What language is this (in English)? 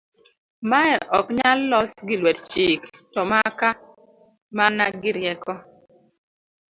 Luo (Kenya and Tanzania)